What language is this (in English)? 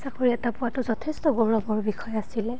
Assamese